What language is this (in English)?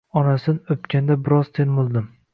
Uzbek